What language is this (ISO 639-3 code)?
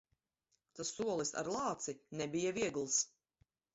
lav